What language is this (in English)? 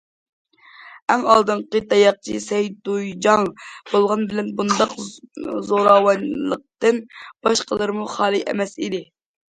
Uyghur